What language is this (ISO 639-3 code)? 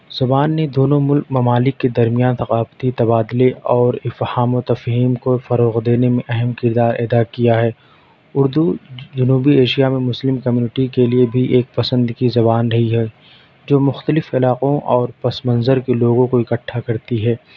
urd